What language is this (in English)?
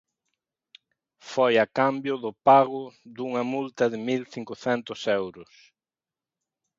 Galician